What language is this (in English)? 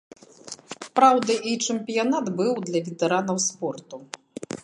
Belarusian